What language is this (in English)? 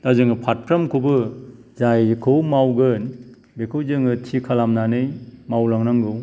Bodo